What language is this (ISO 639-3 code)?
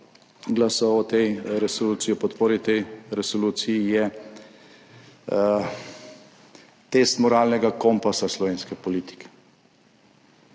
slv